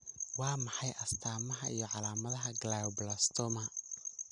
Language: Somali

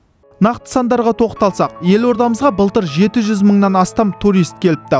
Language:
Kazakh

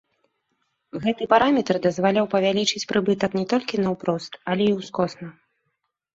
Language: Belarusian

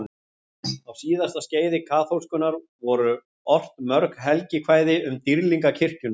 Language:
Icelandic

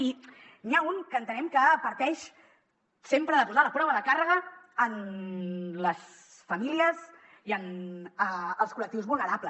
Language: Catalan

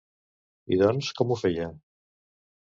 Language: Catalan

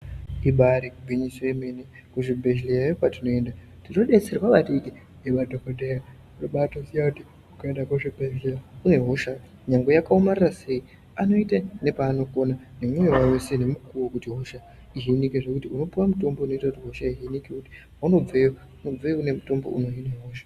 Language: Ndau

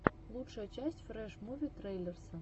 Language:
Russian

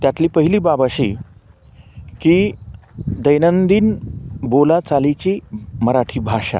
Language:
Marathi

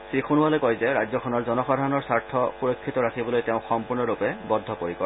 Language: Assamese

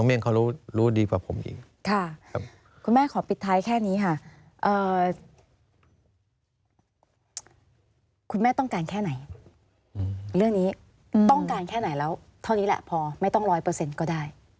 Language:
Thai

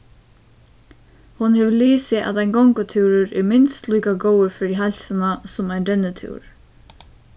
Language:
Faroese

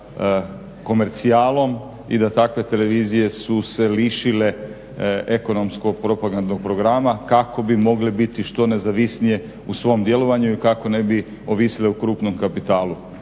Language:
Croatian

